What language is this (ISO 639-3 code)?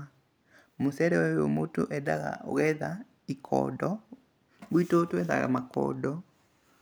kik